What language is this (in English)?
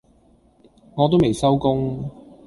Cantonese